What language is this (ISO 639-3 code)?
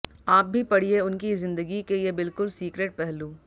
hin